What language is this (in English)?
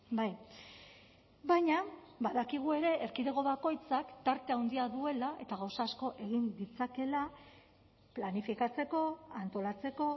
Basque